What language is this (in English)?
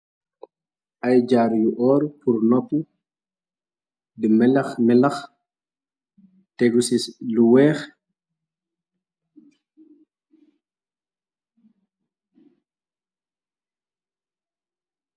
Wolof